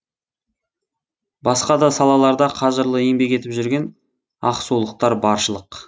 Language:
Kazakh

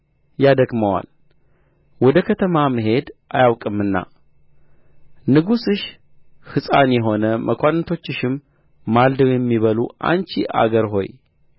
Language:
Amharic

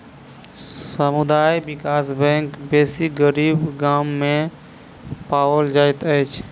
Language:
Maithili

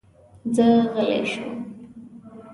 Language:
Pashto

